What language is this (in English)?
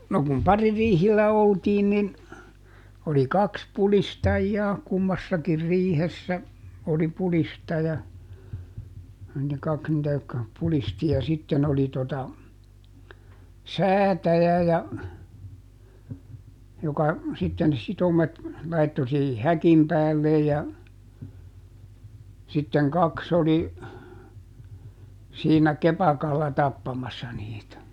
Finnish